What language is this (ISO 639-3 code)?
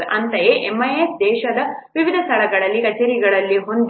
kan